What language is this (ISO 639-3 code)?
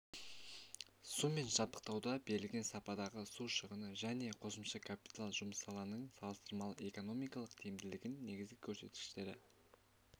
kaz